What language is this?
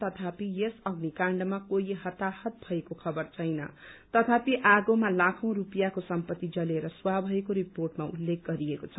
Nepali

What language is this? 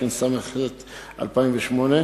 Hebrew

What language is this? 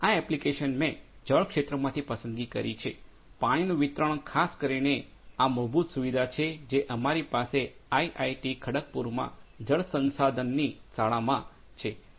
Gujarati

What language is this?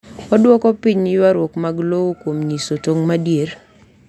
Luo (Kenya and Tanzania)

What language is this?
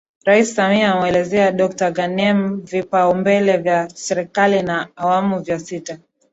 Swahili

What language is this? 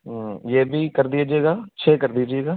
Urdu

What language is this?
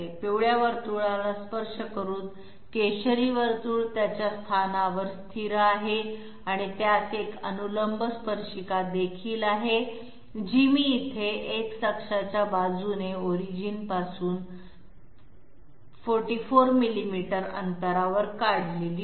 Marathi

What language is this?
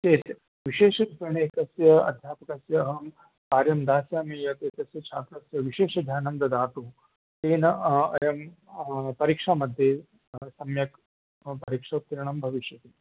Sanskrit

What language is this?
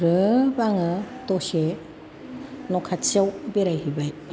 Bodo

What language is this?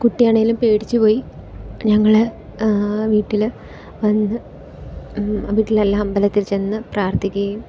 Malayalam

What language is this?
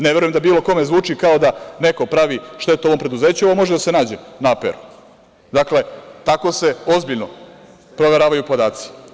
Serbian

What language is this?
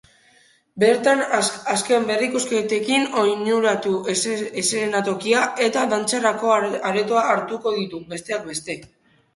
Basque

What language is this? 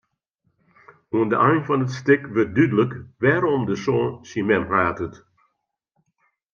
Western Frisian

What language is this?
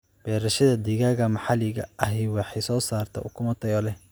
Somali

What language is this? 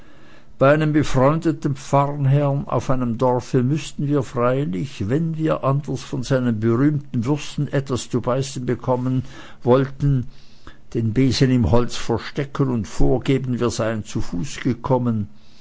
German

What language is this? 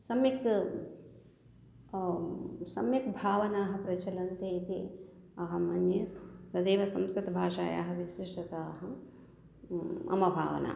Sanskrit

